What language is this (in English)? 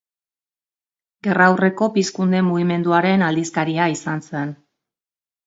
Basque